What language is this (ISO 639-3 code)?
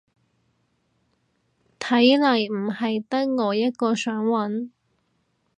yue